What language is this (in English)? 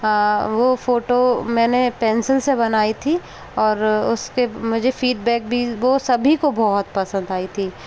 Hindi